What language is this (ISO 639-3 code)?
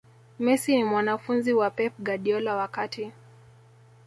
swa